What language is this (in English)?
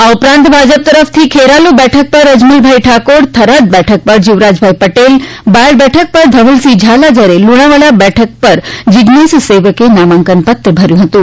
Gujarati